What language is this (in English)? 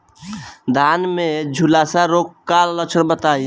Bhojpuri